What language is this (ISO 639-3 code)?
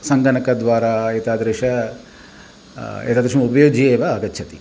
san